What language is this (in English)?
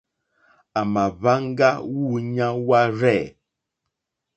Mokpwe